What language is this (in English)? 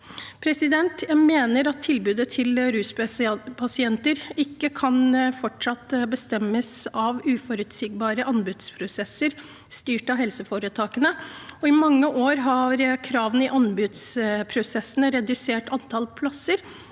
Norwegian